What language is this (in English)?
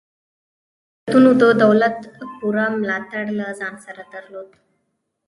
Pashto